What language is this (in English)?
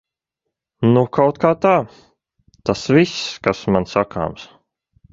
Latvian